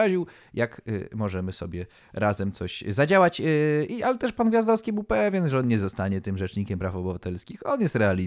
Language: Polish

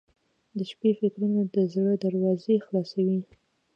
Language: Pashto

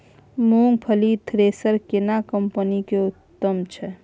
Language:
Maithili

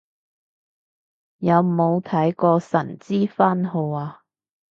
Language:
Cantonese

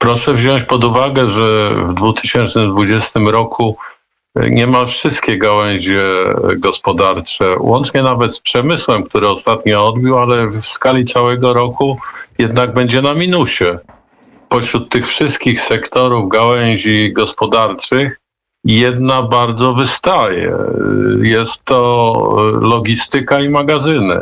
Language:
Polish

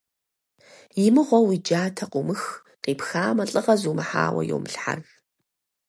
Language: Kabardian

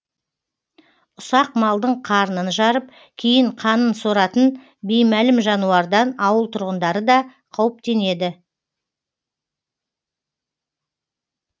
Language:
Kazakh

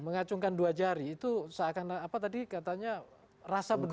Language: Indonesian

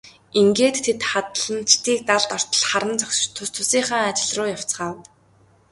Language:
Mongolian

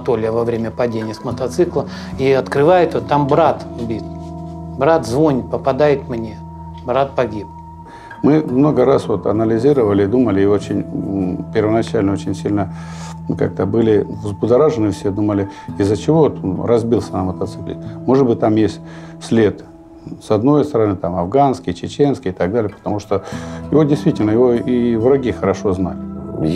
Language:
Russian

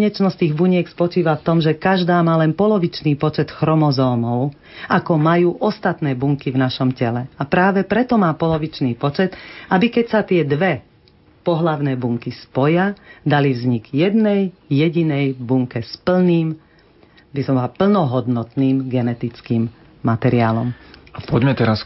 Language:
Slovak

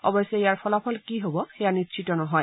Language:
Assamese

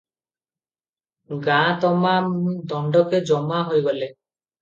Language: Odia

